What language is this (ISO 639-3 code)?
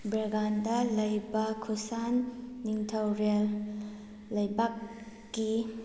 mni